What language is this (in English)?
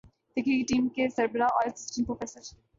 Urdu